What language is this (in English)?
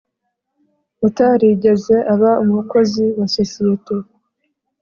Kinyarwanda